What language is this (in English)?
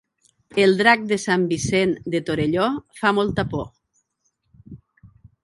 Catalan